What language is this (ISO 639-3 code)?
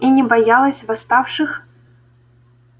rus